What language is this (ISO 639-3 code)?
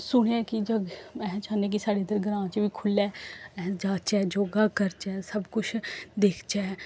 doi